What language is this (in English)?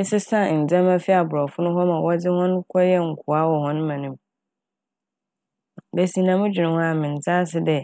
Akan